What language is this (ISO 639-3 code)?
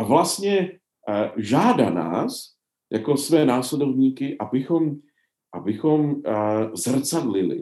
ces